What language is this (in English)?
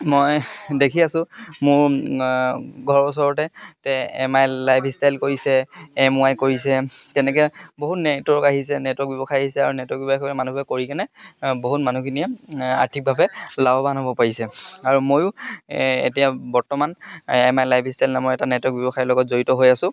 Assamese